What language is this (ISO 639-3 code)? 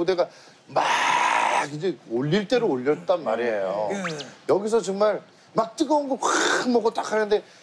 kor